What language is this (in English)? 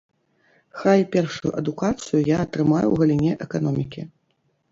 Belarusian